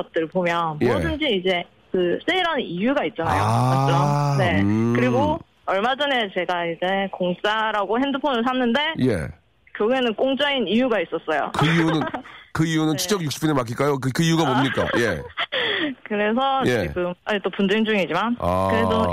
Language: Korean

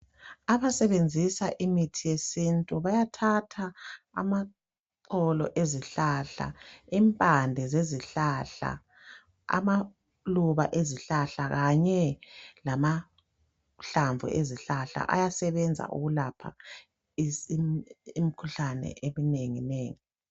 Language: North Ndebele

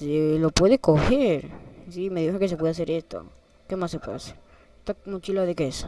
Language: Spanish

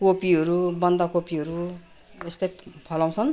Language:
Nepali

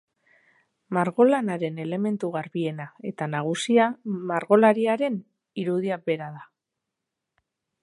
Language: Basque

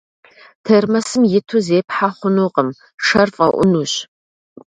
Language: Kabardian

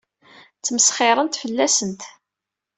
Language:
Kabyle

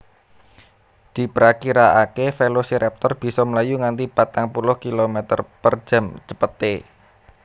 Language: Javanese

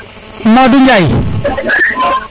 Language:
Serer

